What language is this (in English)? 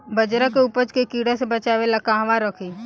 Bhojpuri